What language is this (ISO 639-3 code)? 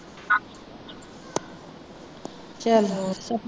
pan